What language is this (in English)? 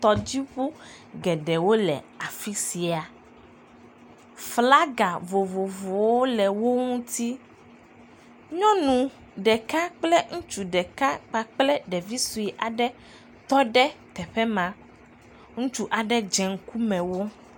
Ewe